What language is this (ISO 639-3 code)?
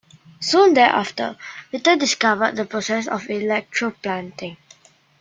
eng